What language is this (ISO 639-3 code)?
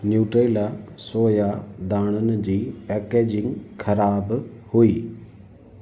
snd